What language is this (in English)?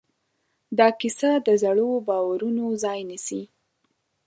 Pashto